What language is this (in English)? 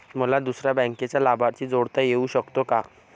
Marathi